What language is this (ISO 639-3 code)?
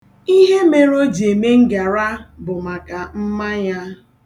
ibo